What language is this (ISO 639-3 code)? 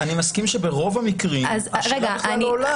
heb